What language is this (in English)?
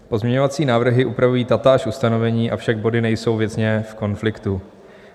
Czech